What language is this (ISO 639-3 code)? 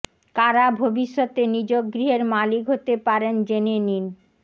ben